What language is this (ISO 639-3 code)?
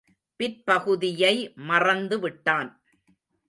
tam